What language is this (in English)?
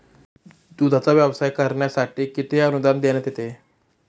Marathi